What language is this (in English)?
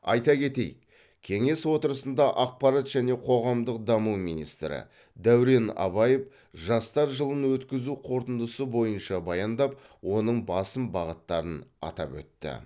Kazakh